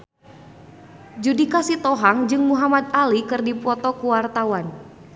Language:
Sundanese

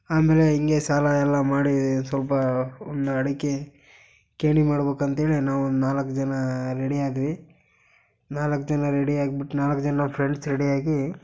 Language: Kannada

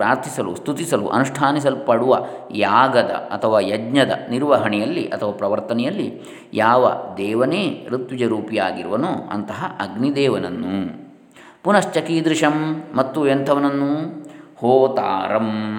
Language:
Kannada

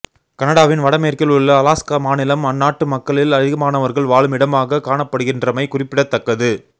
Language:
Tamil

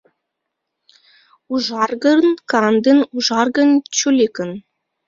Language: Mari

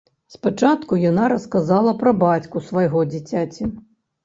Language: Belarusian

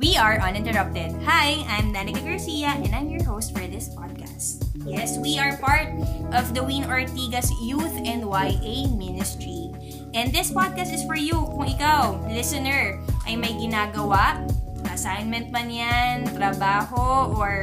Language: Filipino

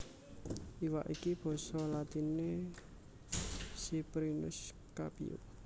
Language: Javanese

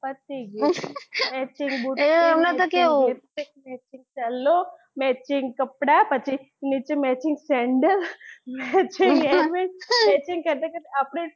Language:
Gujarati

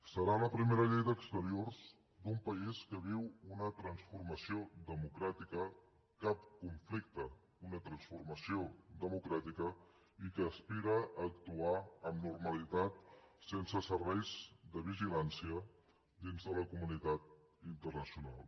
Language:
Catalan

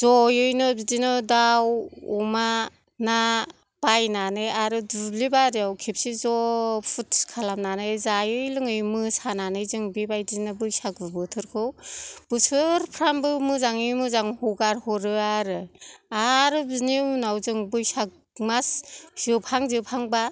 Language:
Bodo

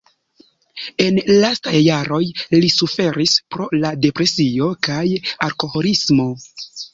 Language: Esperanto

